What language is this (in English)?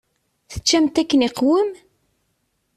Kabyle